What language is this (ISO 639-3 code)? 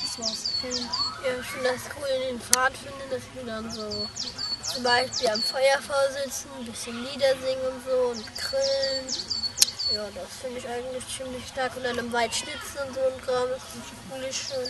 deu